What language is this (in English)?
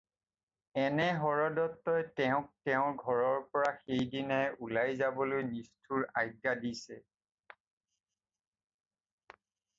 Assamese